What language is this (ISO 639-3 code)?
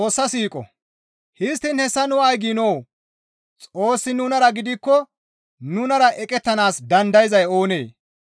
gmv